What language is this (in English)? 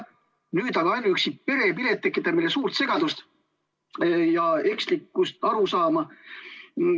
Estonian